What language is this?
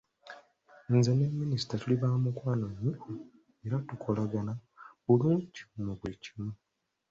Ganda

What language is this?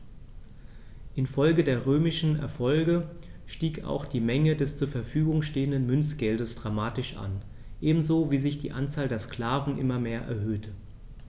German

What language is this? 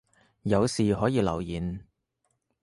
Cantonese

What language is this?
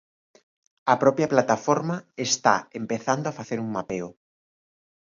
Galician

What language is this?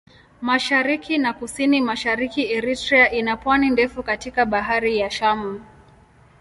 Swahili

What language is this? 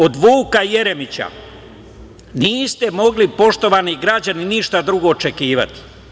Serbian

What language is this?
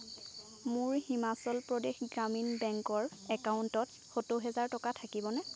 Assamese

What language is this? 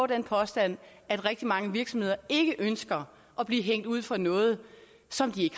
Danish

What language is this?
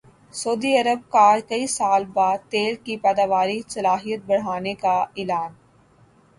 Urdu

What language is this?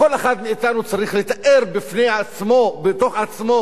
Hebrew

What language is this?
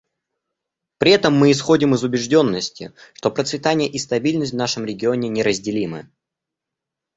Russian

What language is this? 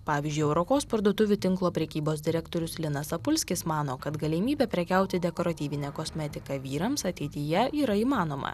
Lithuanian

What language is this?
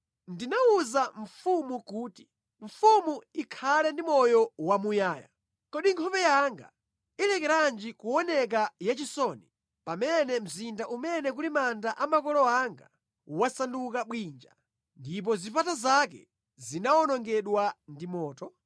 Nyanja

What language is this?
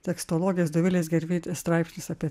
Lithuanian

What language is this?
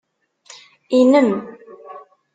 Kabyle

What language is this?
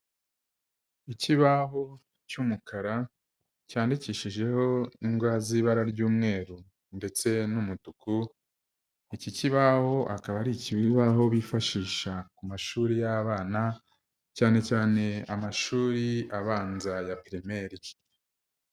Kinyarwanda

